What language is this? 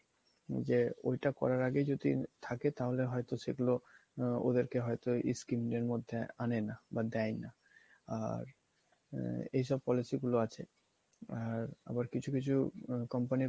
Bangla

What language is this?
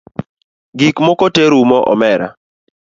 Luo (Kenya and Tanzania)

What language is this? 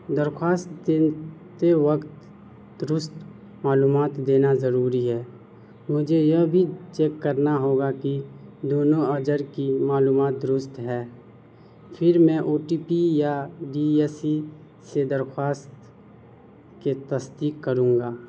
Urdu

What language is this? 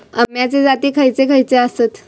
Marathi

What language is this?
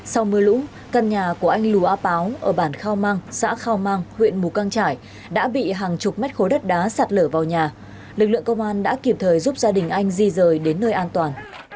Vietnamese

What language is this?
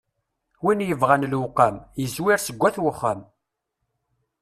Kabyle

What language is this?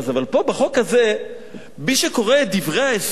Hebrew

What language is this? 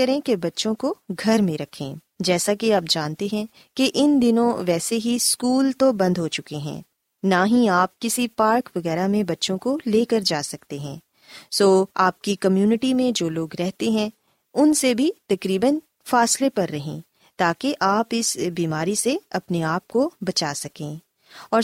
Urdu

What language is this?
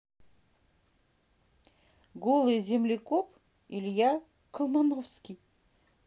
Russian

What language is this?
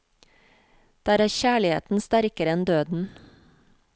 Norwegian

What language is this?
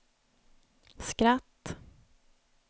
Swedish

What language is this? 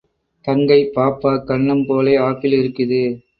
Tamil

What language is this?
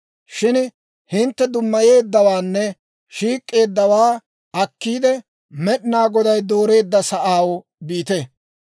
Dawro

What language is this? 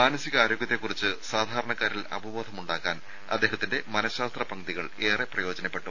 Malayalam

